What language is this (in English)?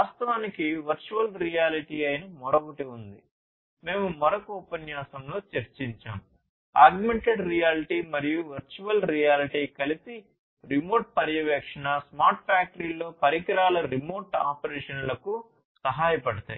Telugu